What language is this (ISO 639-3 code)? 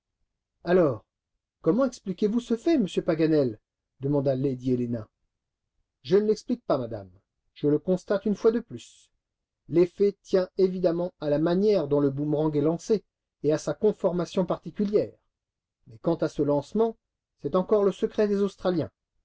fra